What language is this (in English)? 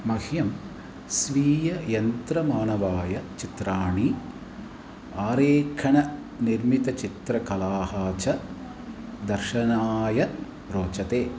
Sanskrit